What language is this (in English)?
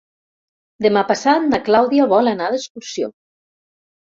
Catalan